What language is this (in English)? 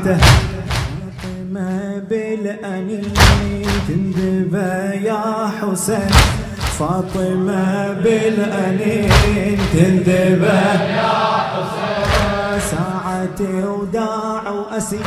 Arabic